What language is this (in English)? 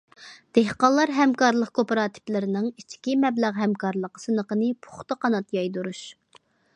Uyghur